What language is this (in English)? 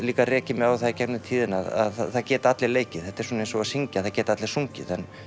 Icelandic